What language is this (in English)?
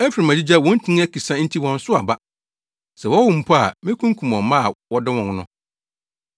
Akan